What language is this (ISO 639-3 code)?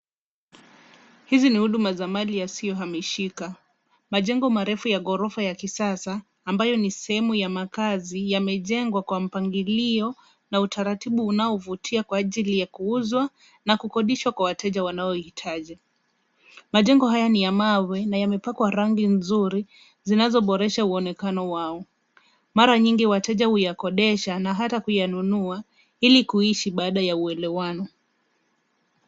swa